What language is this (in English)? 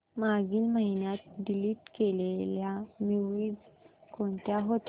Marathi